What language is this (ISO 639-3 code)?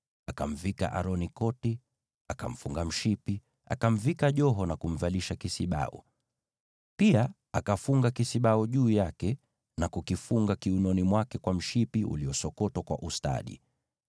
swa